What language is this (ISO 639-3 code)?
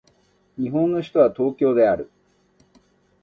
jpn